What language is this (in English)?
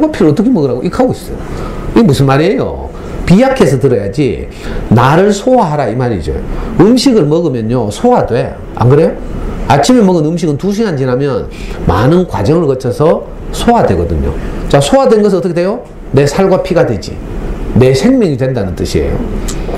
Korean